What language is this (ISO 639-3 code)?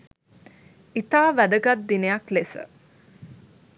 sin